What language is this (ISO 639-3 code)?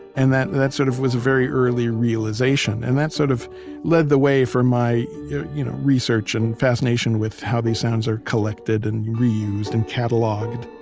eng